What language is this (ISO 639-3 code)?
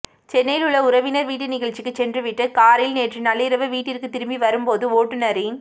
tam